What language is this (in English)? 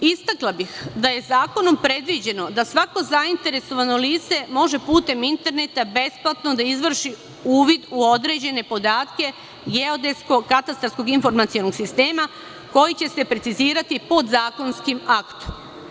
Serbian